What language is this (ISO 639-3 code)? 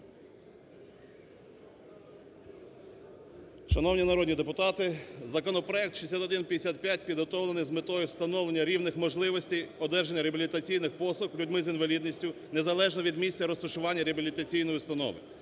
ukr